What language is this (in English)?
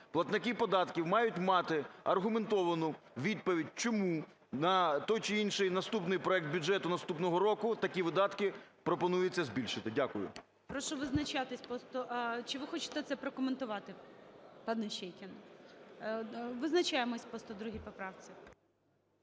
Ukrainian